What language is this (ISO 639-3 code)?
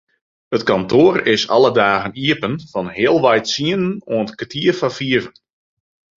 fry